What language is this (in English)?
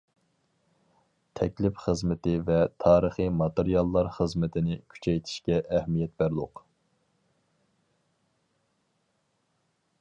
Uyghur